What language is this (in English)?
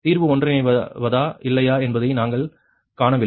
Tamil